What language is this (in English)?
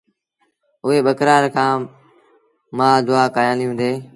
Sindhi Bhil